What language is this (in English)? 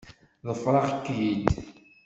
Kabyle